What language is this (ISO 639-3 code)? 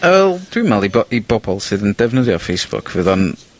cym